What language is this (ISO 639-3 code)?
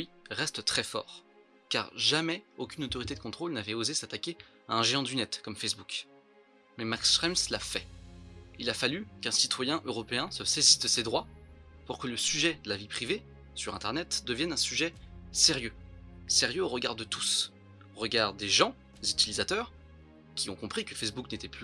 fra